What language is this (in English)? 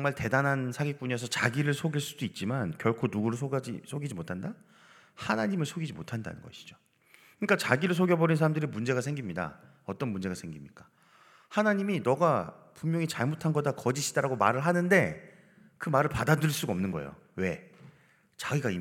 Korean